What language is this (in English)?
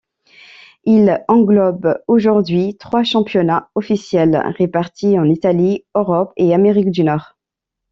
French